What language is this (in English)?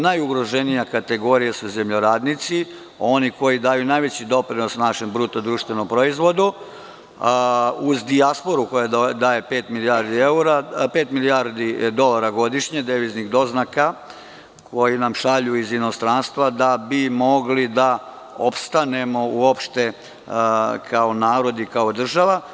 Serbian